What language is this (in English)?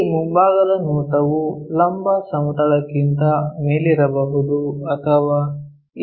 Kannada